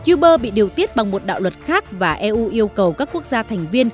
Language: Vietnamese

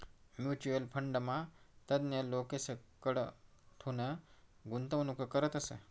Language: Marathi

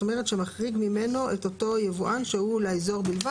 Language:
Hebrew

